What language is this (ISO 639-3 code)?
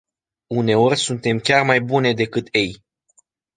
ron